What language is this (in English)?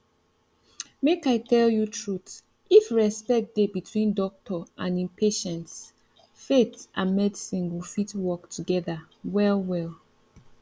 Nigerian Pidgin